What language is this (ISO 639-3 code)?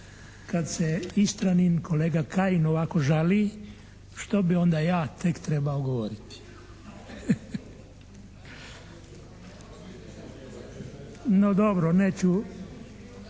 hrv